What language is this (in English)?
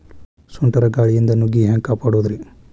Kannada